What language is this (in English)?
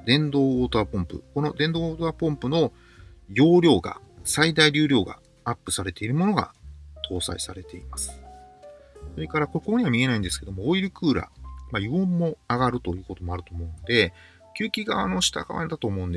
Japanese